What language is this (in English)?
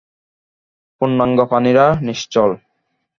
Bangla